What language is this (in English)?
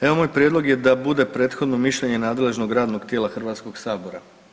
Croatian